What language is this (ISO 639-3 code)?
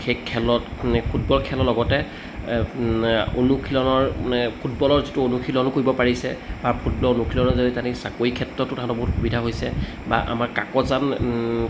asm